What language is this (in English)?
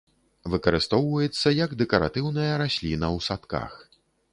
Belarusian